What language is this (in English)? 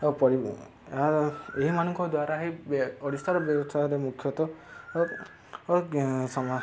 Odia